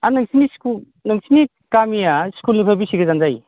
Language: Bodo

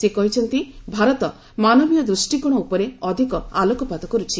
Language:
Odia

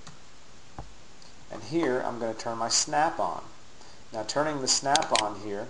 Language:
English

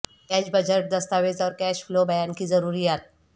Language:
Urdu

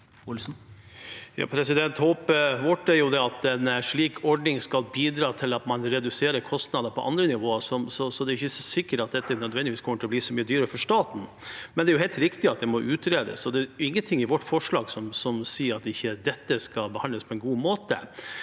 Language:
Norwegian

